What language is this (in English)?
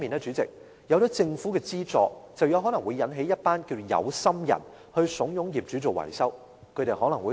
Cantonese